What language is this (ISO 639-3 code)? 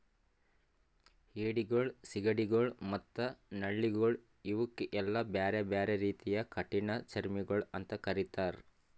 kan